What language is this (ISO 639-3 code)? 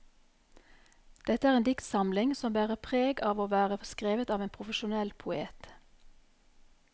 nor